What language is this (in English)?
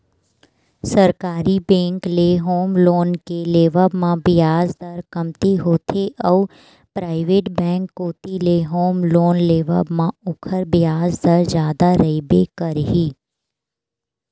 Chhattisgarhi